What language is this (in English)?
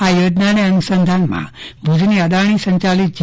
Gujarati